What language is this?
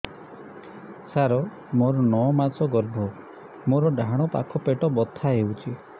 Odia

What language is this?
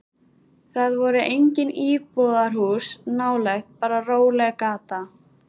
Icelandic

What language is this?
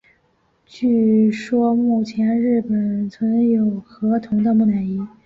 Chinese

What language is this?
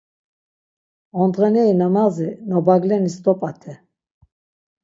Laz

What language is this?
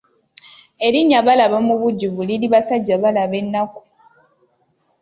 Ganda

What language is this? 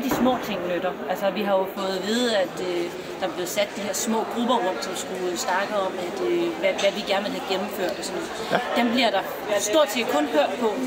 Danish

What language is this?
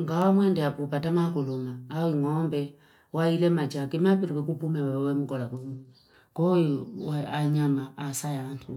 Fipa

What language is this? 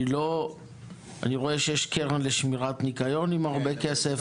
Hebrew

